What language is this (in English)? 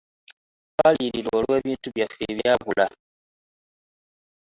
Ganda